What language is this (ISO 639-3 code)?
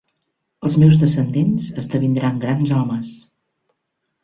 cat